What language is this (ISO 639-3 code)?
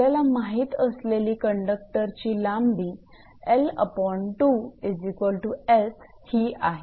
mar